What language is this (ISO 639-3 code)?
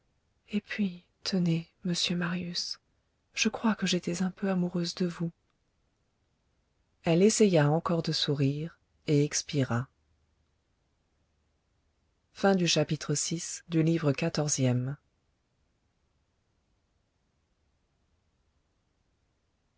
fra